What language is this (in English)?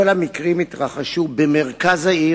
Hebrew